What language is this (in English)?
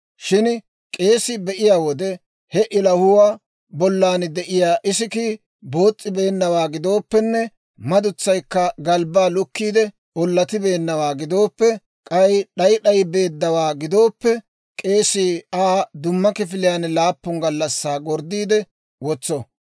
Dawro